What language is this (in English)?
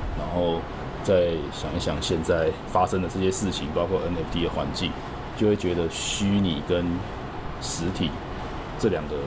Chinese